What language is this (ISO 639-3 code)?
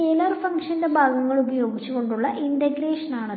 mal